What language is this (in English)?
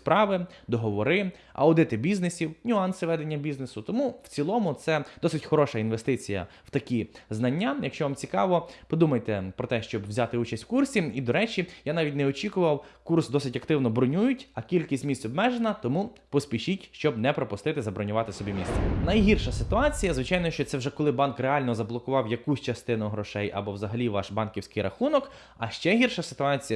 Ukrainian